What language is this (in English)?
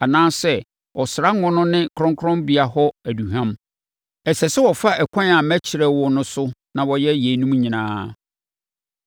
Akan